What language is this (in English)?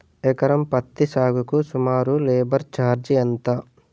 Telugu